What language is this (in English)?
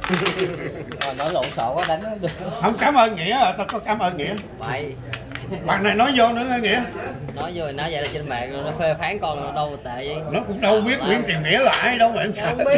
Vietnamese